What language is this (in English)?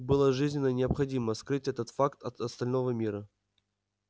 Russian